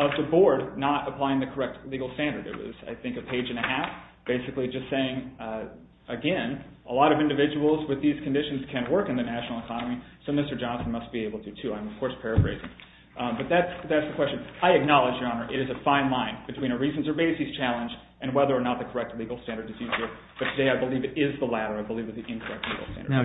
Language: English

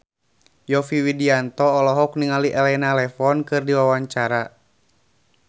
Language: Sundanese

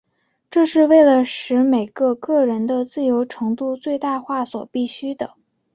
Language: Chinese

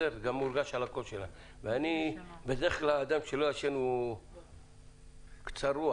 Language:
Hebrew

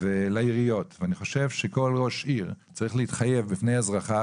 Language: Hebrew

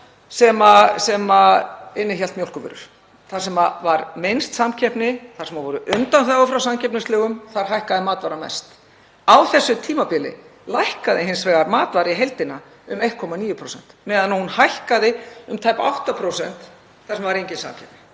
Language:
Icelandic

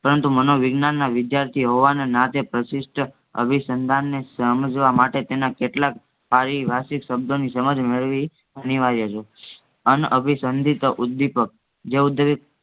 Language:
Gujarati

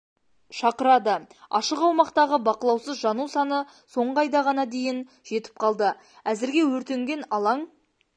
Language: Kazakh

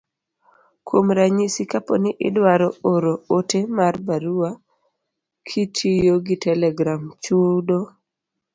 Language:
Luo (Kenya and Tanzania)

